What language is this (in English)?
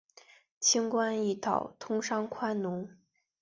Chinese